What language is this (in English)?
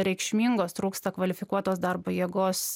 Lithuanian